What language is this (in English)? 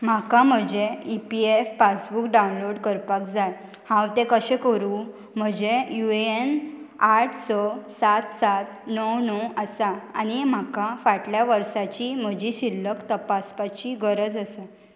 Konkani